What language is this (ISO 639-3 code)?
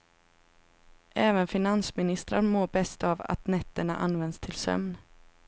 swe